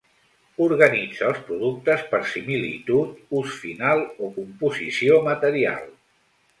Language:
Catalan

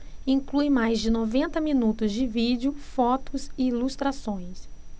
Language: Portuguese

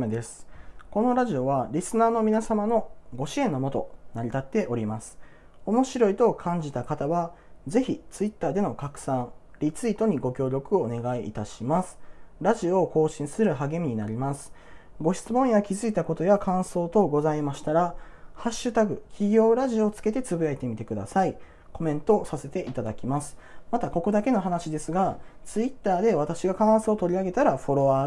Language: Japanese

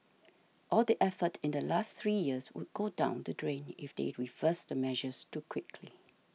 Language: English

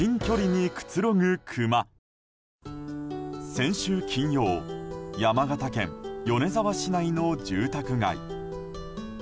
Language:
Japanese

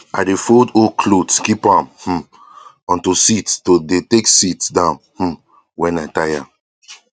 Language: Nigerian Pidgin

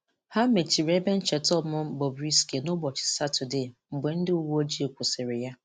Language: Igbo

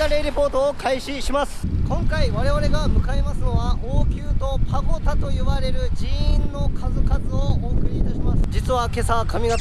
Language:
Japanese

